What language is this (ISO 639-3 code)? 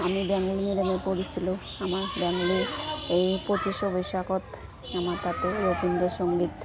asm